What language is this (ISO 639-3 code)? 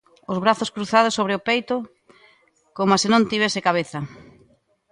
glg